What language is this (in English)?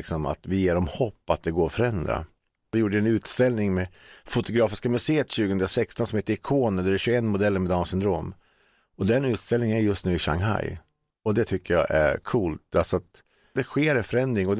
Swedish